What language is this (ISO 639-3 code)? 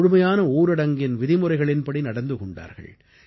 tam